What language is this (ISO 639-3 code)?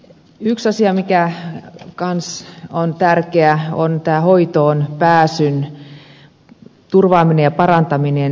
fin